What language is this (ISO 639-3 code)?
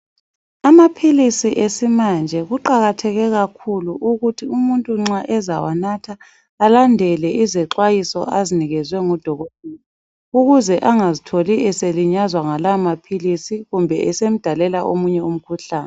nde